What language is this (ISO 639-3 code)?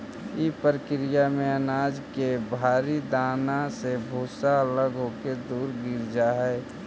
mag